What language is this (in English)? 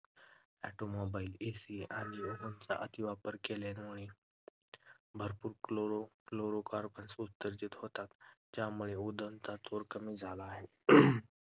Marathi